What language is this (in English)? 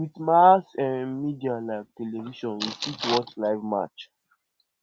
Nigerian Pidgin